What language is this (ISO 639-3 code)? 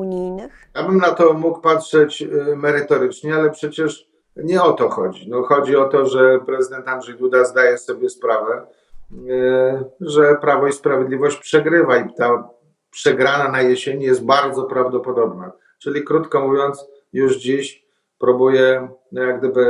pol